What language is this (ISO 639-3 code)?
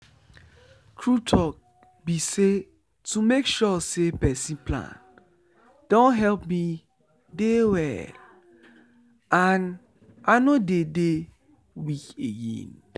pcm